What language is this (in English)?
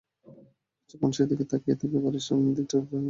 Bangla